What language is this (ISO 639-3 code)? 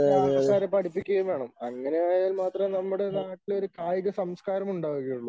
mal